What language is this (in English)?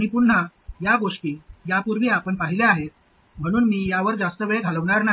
Marathi